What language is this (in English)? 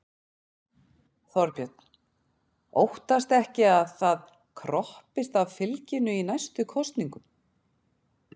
Icelandic